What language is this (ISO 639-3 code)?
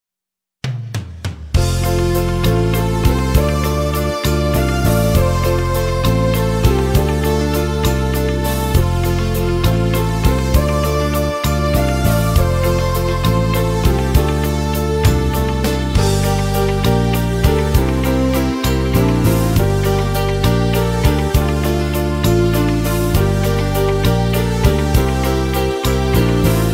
pol